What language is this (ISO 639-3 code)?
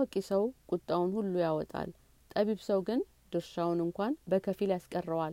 amh